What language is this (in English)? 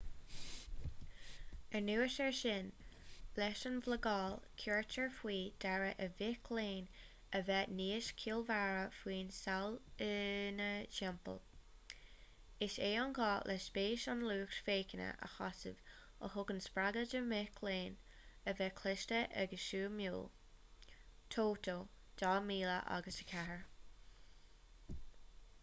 Irish